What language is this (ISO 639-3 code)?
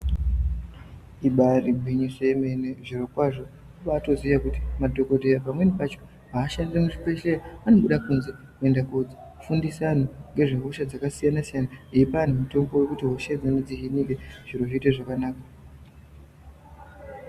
ndc